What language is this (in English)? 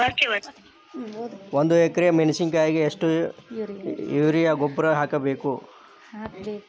Kannada